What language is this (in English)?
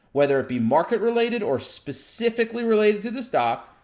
English